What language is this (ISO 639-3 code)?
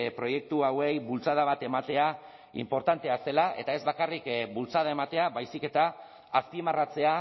eus